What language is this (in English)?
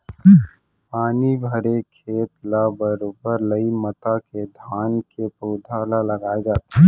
Chhattisgarhi